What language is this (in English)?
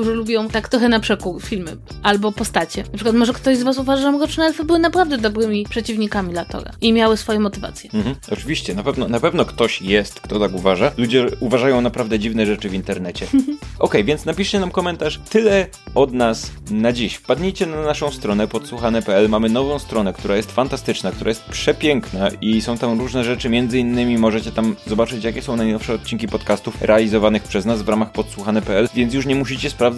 Polish